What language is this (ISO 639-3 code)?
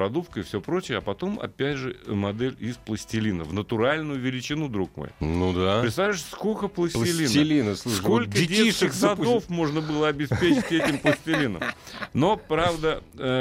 rus